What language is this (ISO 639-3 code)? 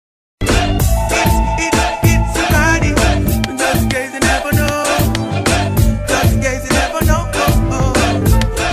ara